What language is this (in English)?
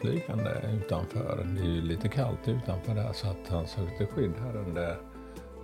Swedish